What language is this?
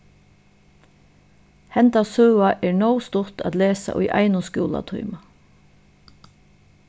Faroese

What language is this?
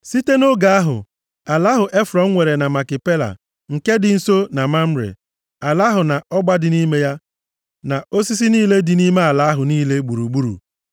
Igbo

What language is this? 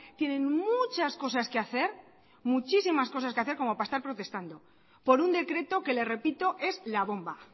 Spanish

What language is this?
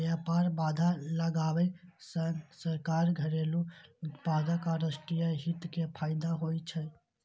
Maithili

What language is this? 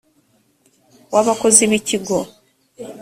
Kinyarwanda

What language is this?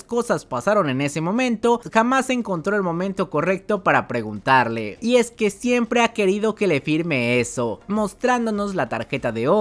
Spanish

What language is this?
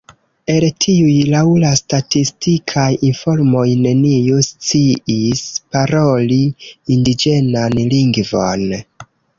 Esperanto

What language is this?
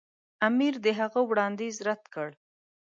Pashto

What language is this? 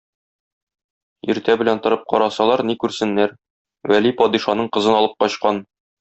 Tatar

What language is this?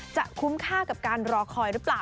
Thai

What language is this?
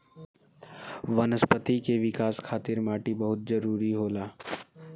Bhojpuri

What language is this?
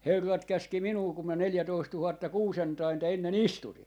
Finnish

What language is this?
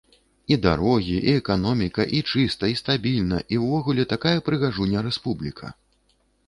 Belarusian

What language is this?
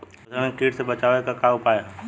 Bhojpuri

